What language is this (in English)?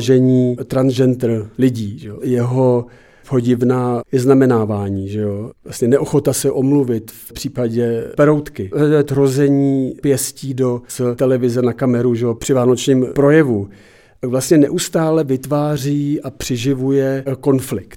Czech